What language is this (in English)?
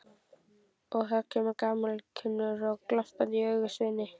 Icelandic